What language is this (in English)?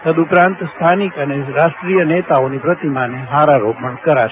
Gujarati